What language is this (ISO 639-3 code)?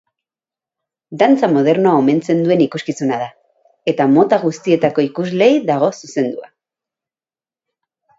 eus